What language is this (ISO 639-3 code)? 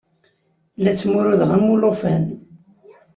kab